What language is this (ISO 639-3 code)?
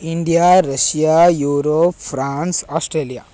san